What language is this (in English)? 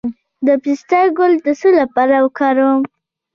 Pashto